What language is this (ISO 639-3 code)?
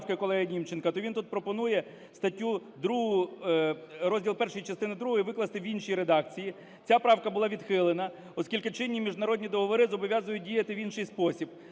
ukr